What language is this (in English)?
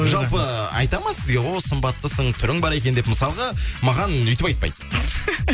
Kazakh